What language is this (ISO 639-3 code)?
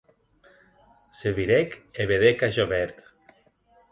oci